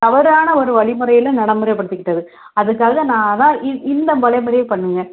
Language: Tamil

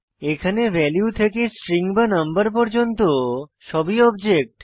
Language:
Bangla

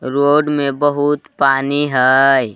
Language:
Magahi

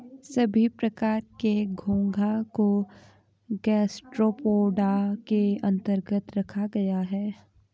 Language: Hindi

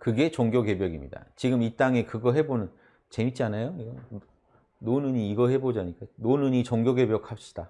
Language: Korean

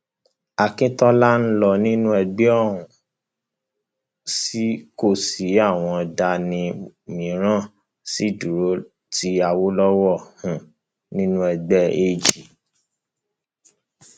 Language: Yoruba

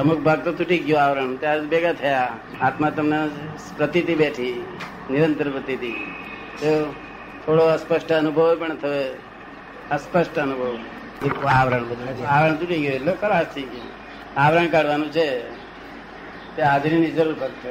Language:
Gujarati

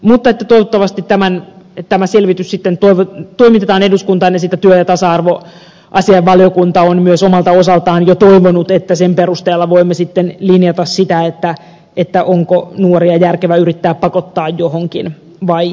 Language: Finnish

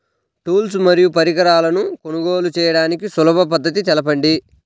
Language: Telugu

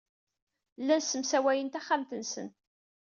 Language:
Kabyle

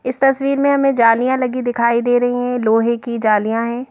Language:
Hindi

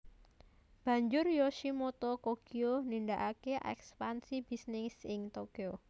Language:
Javanese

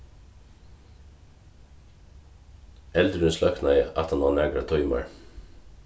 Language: Faroese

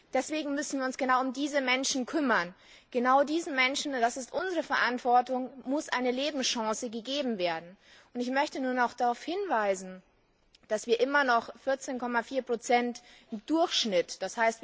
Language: German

